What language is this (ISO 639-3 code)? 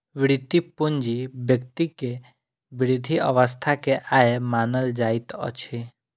mai